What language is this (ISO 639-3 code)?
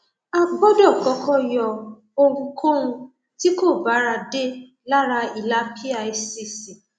yor